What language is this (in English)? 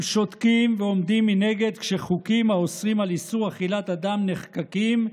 Hebrew